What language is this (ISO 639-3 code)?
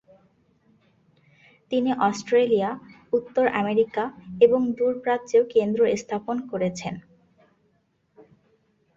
ben